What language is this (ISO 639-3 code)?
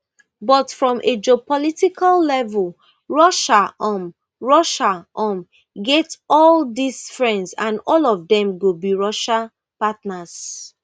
pcm